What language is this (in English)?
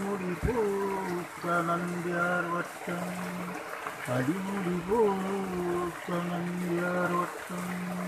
Malayalam